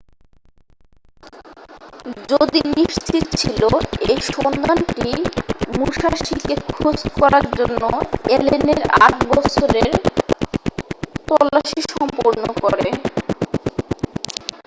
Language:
Bangla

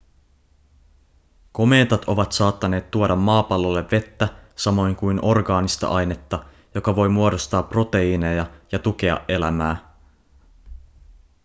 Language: Finnish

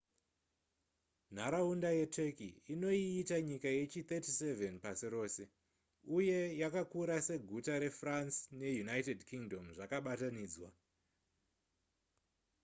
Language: Shona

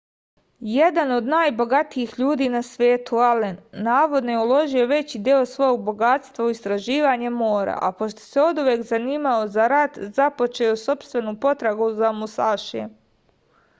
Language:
Serbian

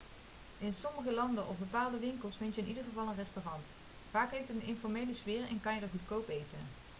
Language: Dutch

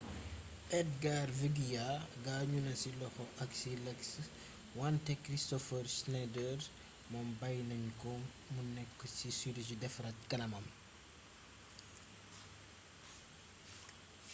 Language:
Wolof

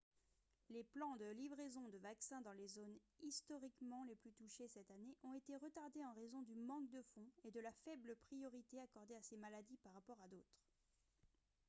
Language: French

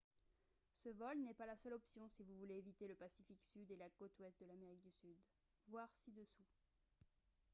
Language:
French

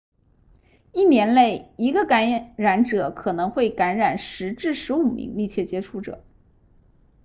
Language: Chinese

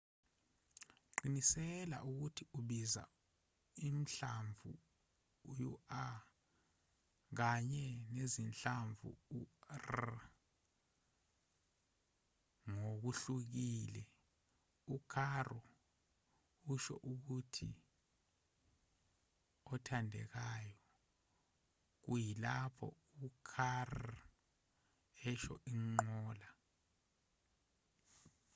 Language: Zulu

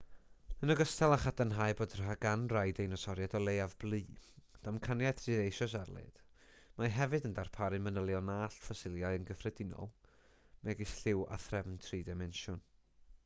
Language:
Welsh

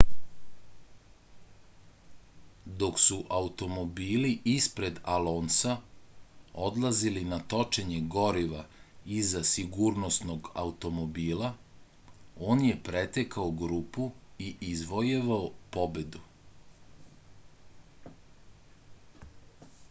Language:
Serbian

